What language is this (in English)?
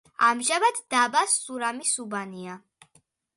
Georgian